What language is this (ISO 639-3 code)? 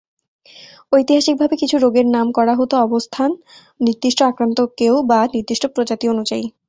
ben